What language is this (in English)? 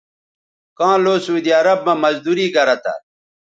Bateri